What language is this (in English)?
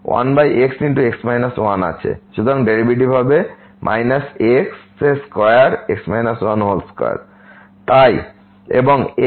Bangla